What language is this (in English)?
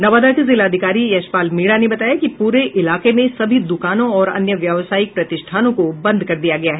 Hindi